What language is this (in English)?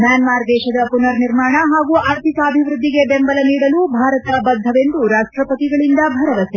Kannada